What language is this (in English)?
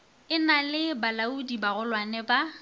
Northern Sotho